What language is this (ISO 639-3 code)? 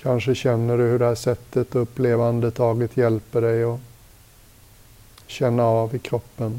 swe